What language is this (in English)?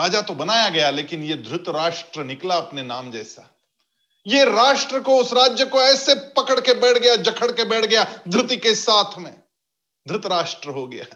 Hindi